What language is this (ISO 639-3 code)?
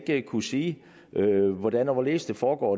dan